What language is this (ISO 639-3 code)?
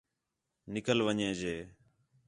xhe